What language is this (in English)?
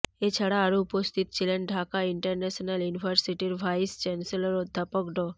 Bangla